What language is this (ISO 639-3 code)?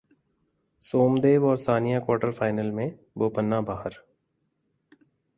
hin